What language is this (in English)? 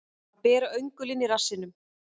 Icelandic